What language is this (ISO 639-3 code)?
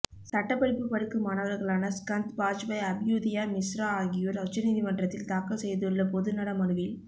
tam